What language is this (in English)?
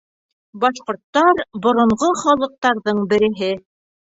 Bashkir